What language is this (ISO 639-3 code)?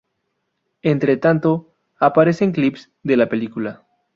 spa